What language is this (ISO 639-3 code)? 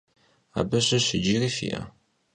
kbd